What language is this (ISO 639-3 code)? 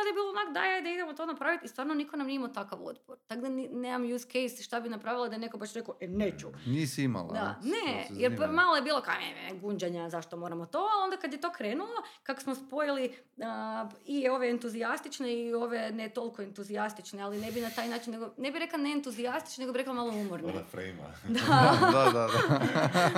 hrv